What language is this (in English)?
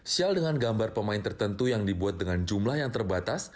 Indonesian